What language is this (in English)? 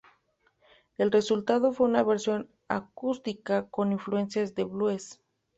Spanish